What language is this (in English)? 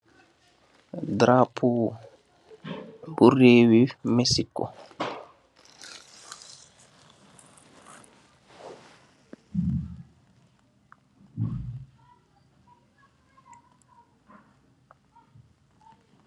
Wolof